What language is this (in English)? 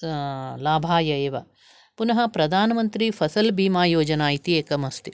Sanskrit